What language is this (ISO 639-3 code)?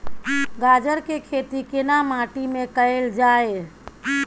mai